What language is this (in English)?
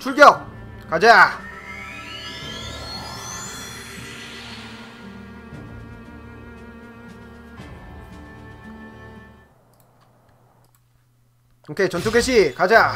Korean